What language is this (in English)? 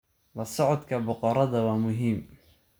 Somali